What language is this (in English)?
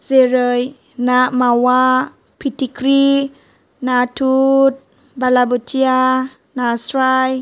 Bodo